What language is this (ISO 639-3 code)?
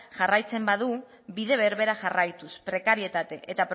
eus